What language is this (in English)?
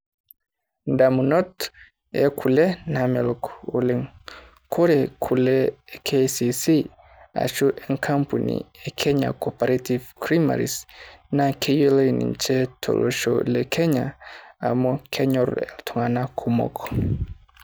Masai